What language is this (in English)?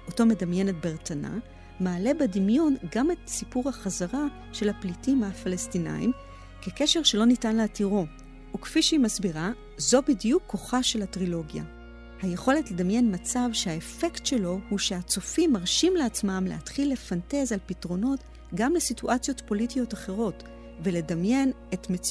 Hebrew